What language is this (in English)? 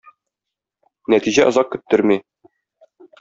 Tatar